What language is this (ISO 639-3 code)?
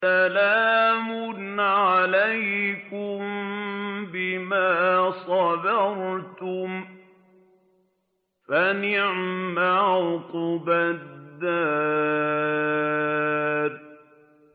ara